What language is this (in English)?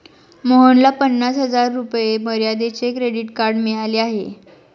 Marathi